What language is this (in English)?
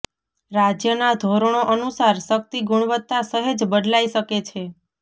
Gujarati